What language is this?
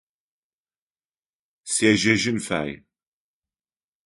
Adyghe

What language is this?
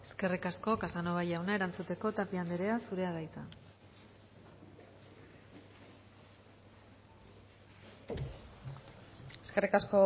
Basque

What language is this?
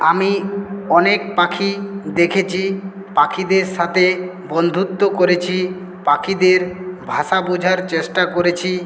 Bangla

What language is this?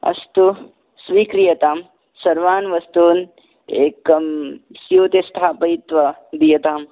Sanskrit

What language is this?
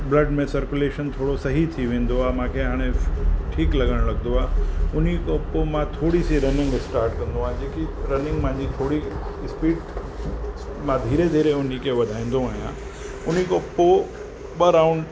Sindhi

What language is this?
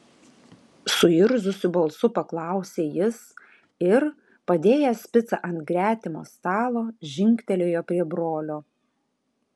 Lithuanian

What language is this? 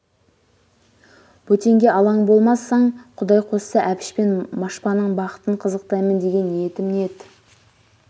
Kazakh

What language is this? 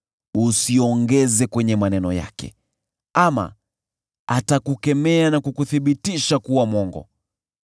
Swahili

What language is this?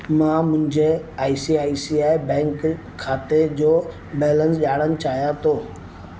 Sindhi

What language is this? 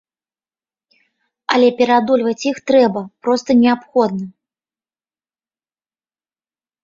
Belarusian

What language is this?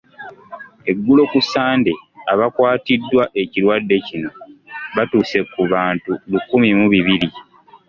Ganda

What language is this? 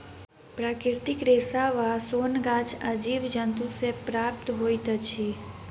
Maithili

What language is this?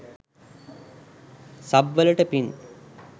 Sinhala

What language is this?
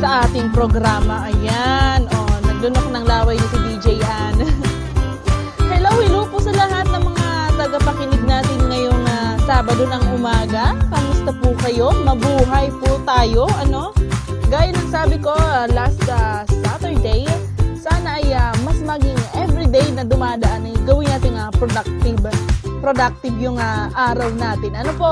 Filipino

